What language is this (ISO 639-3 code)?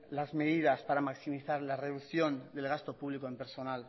spa